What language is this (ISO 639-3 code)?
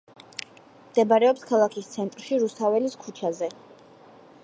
kat